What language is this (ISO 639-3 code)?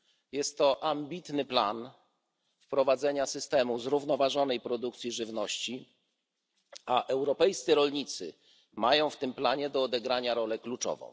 pol